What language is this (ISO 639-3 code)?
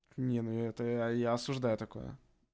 rus